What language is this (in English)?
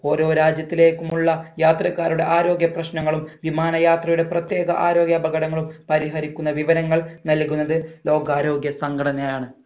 Malayalam